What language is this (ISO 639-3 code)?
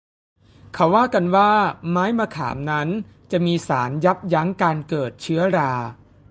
tha